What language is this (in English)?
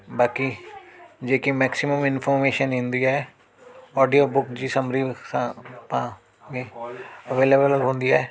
Sindhi